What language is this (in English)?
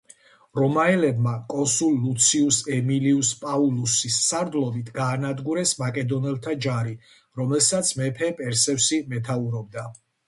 Georgian